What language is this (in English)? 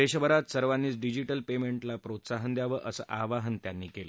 Marathi